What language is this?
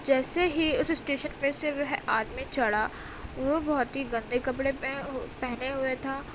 Urdu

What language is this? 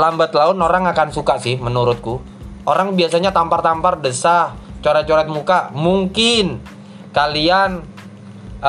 Indonesian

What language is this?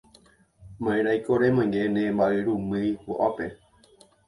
Guarani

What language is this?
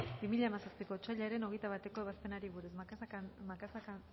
Basque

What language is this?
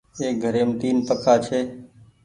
Goaria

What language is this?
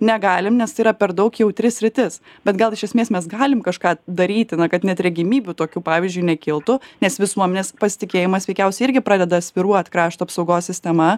Lithuanian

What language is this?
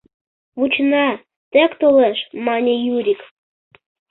Mari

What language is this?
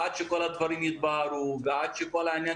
Hebrew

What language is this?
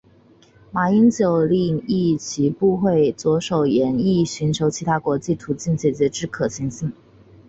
Chinese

